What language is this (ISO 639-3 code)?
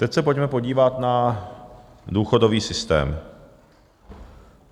ces